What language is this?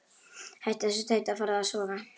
Icelandic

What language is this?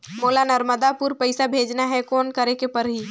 Chhattisgarhi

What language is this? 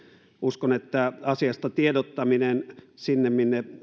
Finnish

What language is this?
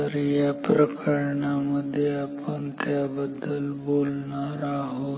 Marathi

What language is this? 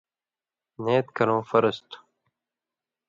Indus Kohistani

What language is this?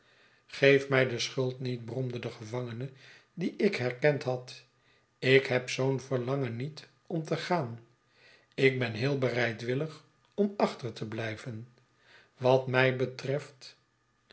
Dutch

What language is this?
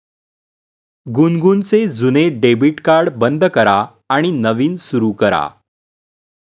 Marathi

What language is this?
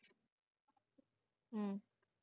Punjabi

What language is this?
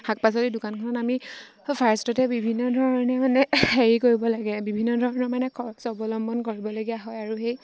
Assamese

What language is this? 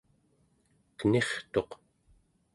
Central Yupik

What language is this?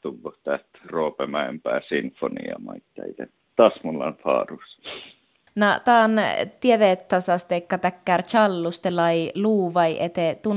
Finnish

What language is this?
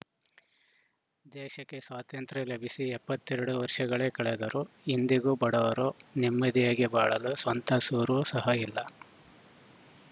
Kannada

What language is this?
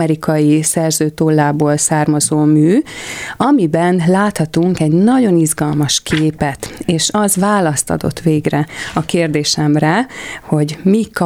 Hungarian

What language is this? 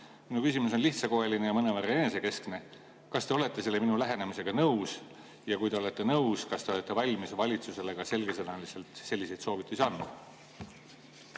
Estonian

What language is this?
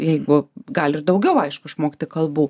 Lithuanian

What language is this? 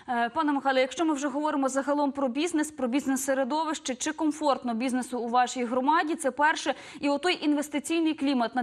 Ukrainian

